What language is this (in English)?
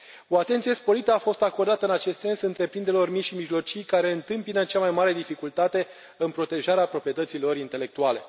Romanian